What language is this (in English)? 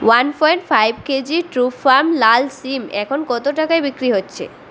Bangla